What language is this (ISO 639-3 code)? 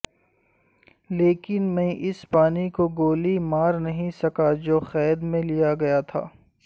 urd